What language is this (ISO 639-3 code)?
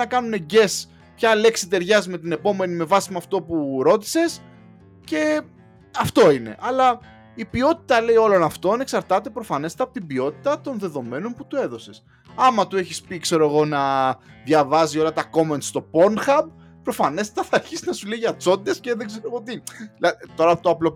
ell